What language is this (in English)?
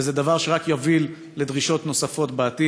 Hebrew